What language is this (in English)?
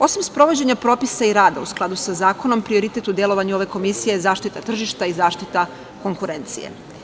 Serbian